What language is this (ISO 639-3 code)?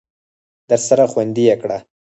pus